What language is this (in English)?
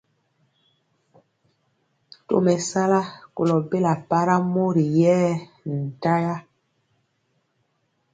Mpiemo